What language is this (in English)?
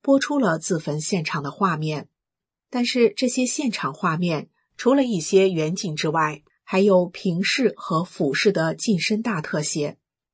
Chinese